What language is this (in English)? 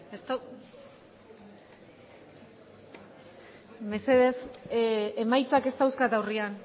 Basque